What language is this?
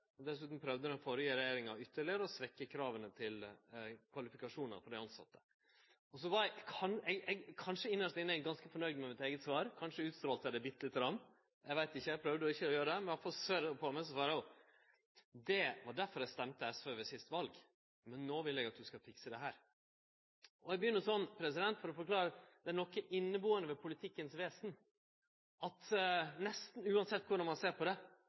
Norwegian Nynorsk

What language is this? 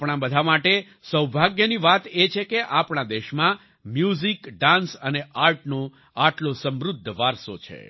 Gujarati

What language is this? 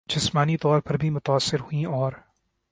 Urdu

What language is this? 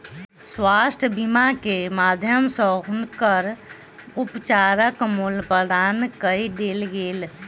Maithili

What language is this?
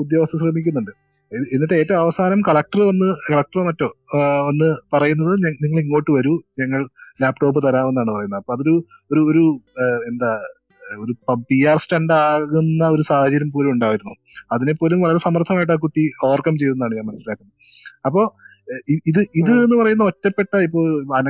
Malayalam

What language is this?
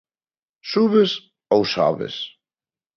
Galician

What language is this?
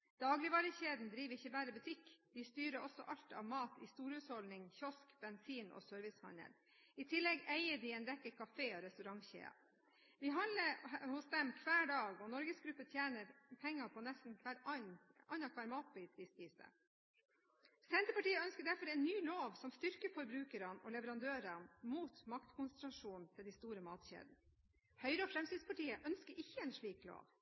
Norwegian Bokmål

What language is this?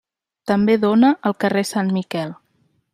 Catalan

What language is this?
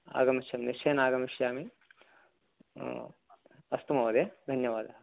Sanskrit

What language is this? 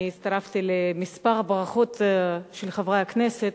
Hebrew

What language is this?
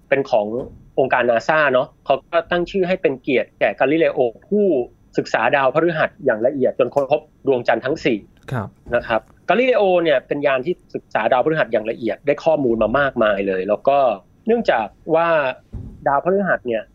Thai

